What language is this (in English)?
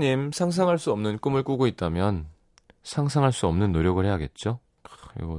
Korean